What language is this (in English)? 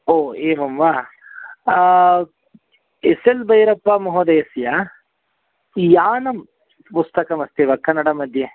Sanskrit